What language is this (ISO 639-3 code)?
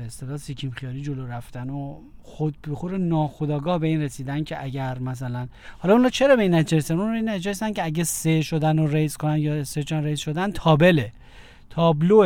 fas